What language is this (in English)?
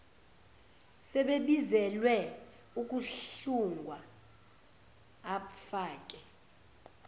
Zulu